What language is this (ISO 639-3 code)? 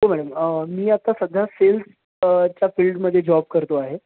mar